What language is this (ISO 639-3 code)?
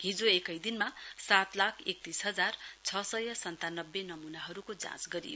nep